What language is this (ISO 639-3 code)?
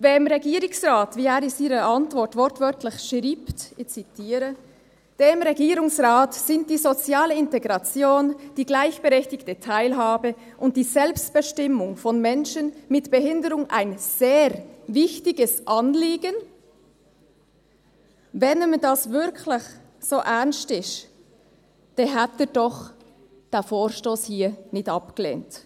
gsw